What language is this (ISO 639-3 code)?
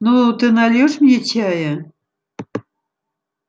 rus